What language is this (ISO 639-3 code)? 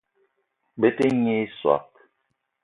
eto